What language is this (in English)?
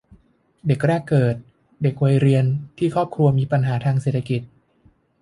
Thai